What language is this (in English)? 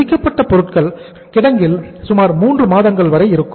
Tamil